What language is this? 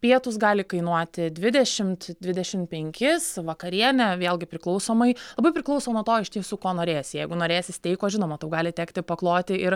Lithuanian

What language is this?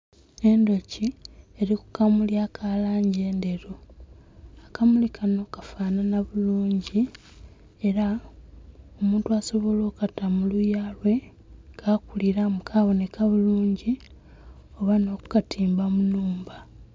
Soga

